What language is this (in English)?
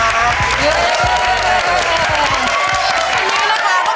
Thai